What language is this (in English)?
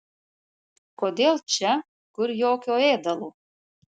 Lithuanian